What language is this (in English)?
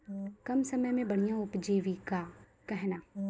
Maithili